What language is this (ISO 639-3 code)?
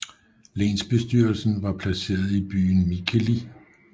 dan